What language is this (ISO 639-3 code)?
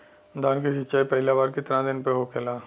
bho